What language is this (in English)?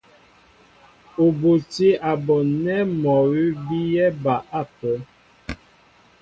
Mbo (Cameroon)